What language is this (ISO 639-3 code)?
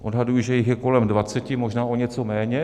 ces